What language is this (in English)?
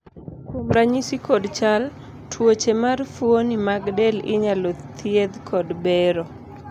Luo (Kenya and Tanzania)